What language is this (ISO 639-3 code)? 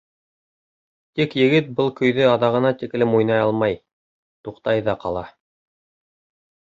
bak